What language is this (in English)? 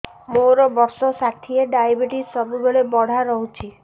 Odia